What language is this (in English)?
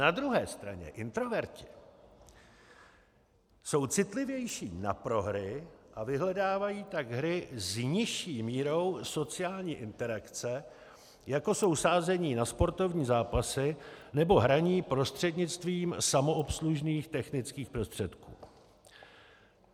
Czech